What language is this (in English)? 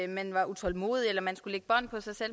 Danish